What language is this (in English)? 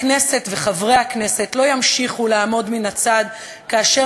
Hebrew